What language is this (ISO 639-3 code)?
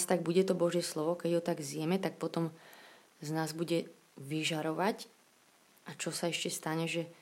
slk